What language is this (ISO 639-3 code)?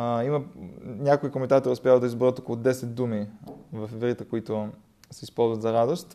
bul